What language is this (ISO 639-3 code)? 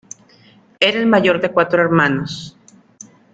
spa